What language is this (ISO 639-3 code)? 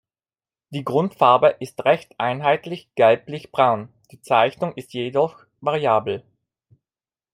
deu